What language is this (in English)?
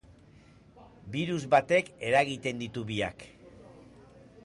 Basque